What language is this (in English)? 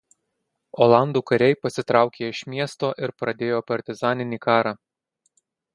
Lithuanian